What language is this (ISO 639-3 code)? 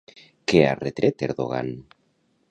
cat